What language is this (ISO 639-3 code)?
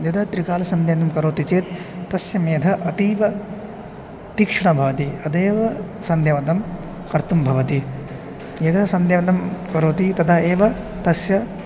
san